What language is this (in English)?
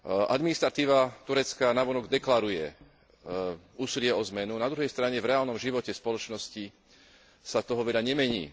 Slovak